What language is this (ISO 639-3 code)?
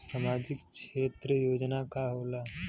bho